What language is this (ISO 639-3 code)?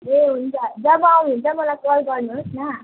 nep